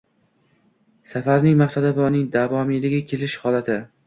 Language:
Uzbek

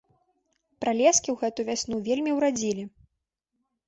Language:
Belarusian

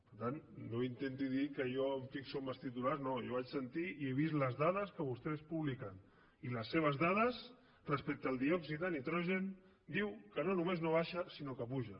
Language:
Catalan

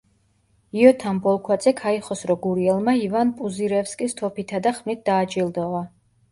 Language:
Georgian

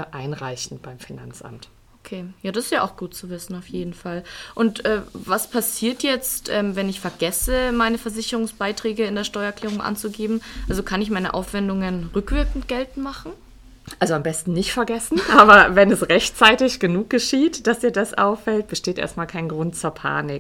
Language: German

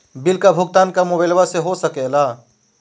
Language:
Magahi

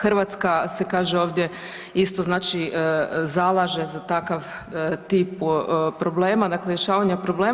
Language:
Croatian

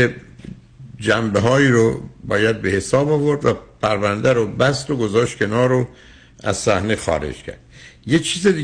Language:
Persian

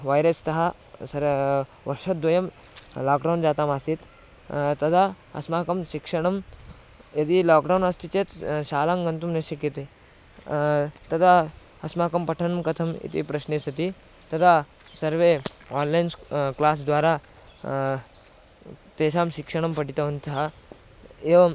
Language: Sanskrit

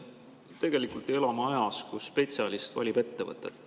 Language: Estonian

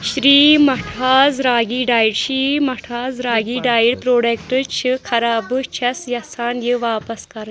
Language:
Kashmiri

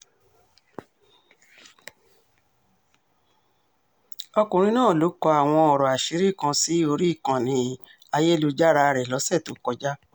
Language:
Yoruba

